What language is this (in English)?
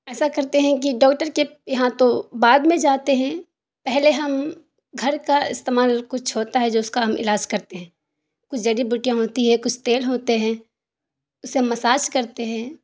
Urdu